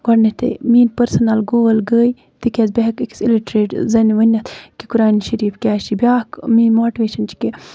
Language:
Kashmiri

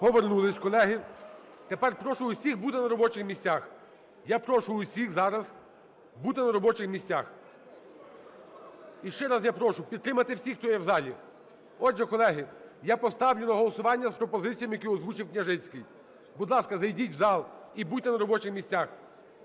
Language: Ukrainian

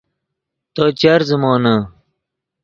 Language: Yidgha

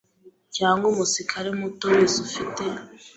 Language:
Kinyarwanda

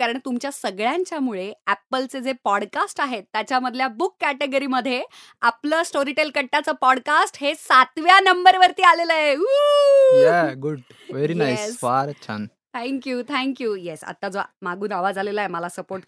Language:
Marathi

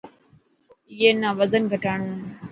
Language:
Dhatki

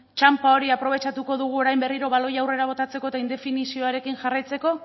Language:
Basque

